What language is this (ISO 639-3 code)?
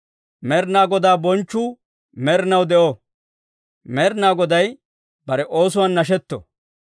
dwr